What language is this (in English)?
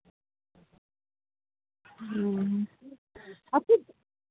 Santali